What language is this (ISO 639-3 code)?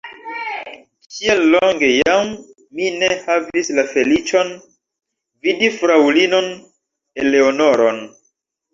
epo